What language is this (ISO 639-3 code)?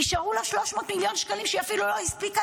heb